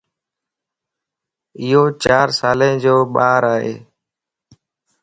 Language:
Lasi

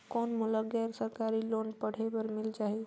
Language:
Chhattisgarhi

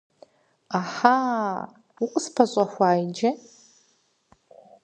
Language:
Kabardian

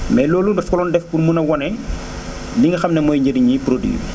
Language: Wolof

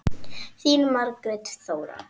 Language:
Icelandic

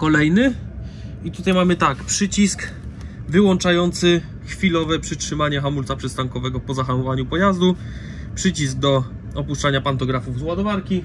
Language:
Polish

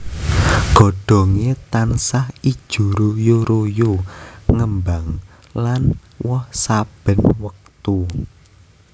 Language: Javanese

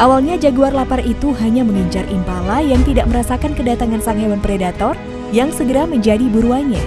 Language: Indonesian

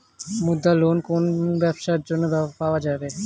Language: Bangla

